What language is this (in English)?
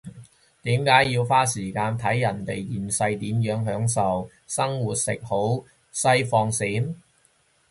Cantonese